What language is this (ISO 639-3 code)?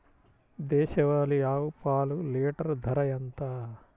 tel